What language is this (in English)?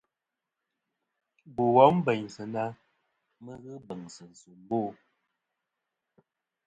Kom